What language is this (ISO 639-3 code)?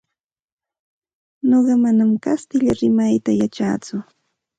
qxt